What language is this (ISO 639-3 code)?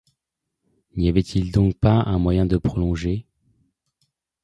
fra